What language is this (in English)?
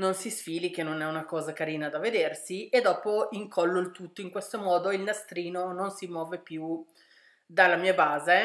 Italian